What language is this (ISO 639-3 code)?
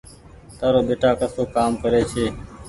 gig